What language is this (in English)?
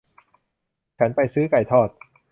Thai